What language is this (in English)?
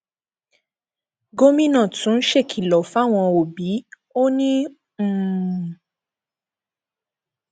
Yoruba